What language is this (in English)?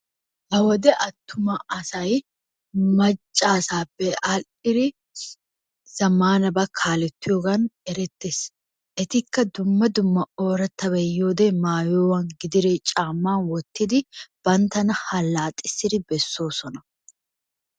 Wolaytta